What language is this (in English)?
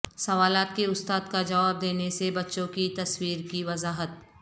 Urdu